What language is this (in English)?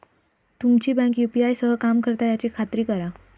Marathi